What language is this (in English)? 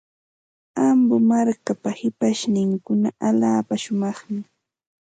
Santa Ana de Tusi Pasco Quechua